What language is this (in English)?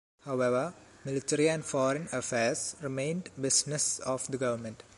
English